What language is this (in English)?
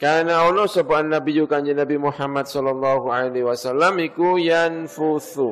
Indonesian